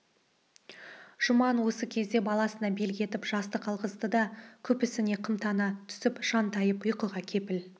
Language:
Kazakh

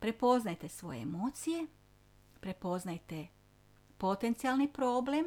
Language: Croatian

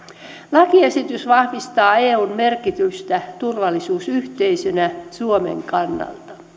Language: Finnish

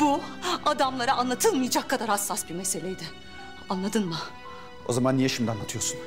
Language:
Turkish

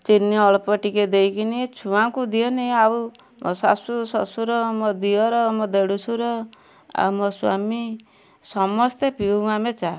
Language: Odia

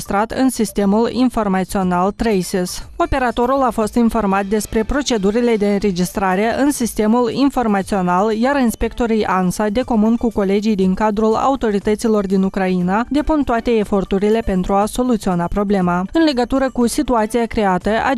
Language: Romanian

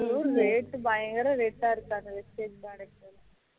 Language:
Tamil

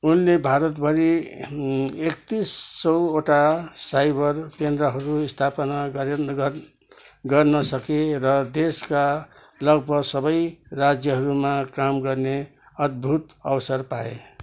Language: Nepali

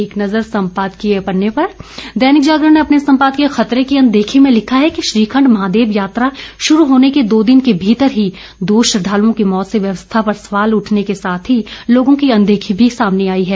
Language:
Hindi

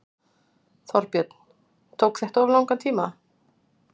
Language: Icelandic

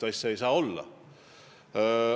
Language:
Estonian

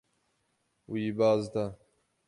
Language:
Kurdish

